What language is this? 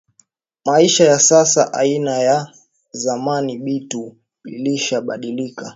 Swahili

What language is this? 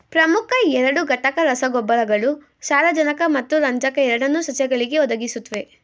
Kannada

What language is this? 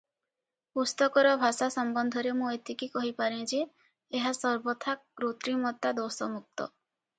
Odia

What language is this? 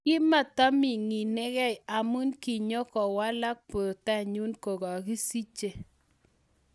Kalenjin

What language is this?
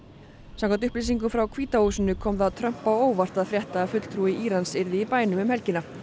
Icelandic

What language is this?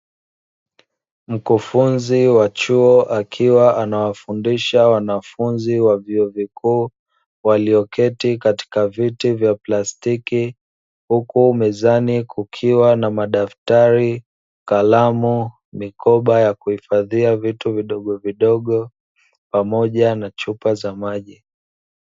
Swahili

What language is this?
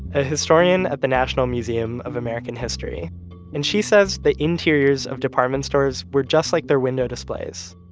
English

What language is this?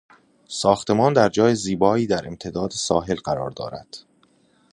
Persian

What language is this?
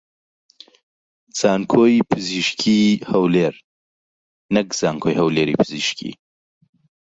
Central Kurdish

